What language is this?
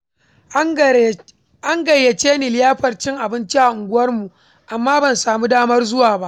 Hausa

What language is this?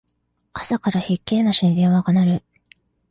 Japanese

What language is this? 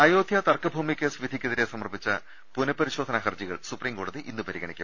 Malayalam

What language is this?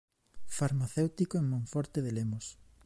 Galician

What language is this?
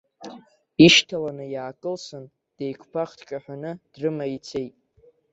Abkhazian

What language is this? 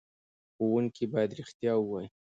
Pashto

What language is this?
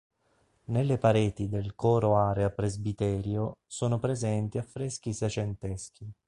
Italian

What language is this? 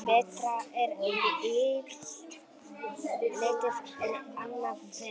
Icelandic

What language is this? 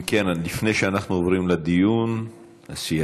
Hebrew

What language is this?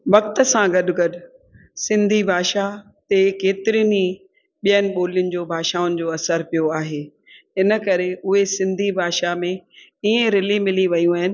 Sindhi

